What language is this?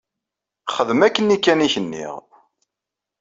Kabyle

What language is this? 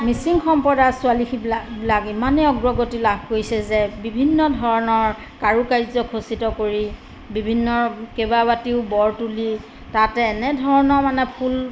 Assamese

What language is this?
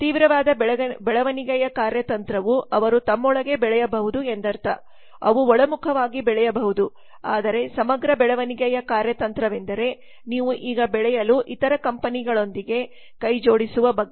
Kannada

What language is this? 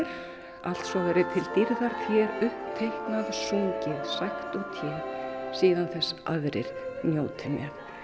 Icelandic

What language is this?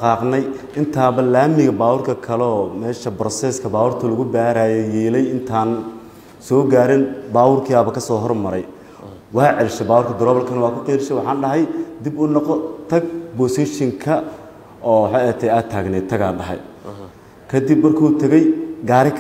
Arabic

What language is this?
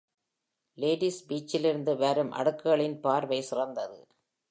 Tamil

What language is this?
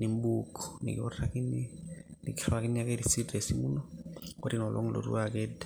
Masai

